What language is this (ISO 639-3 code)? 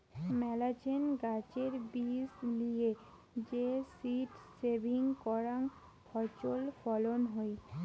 ben